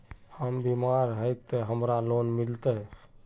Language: Magahi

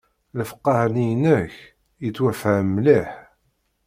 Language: Kabyle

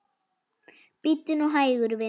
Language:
Icelandic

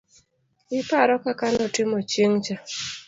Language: Luo (Kenya and Tanzania)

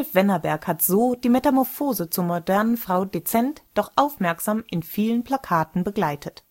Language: German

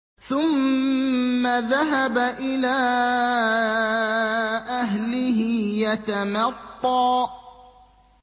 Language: Arabic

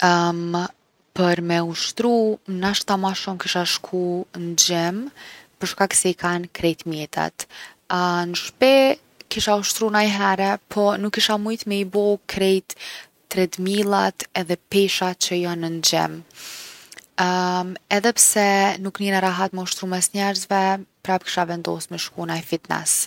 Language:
Gheg Albanian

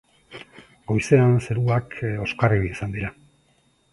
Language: Basque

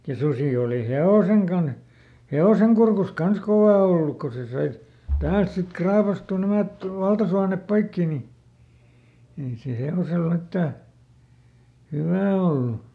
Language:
Finnish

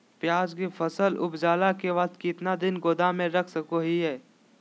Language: Magahi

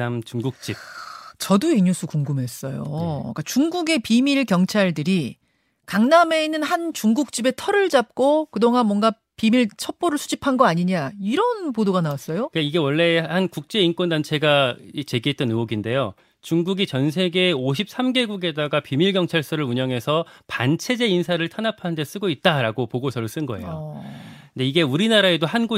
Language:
Korean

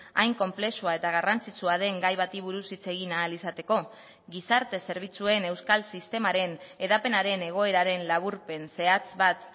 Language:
Basque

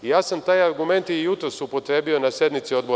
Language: Serbian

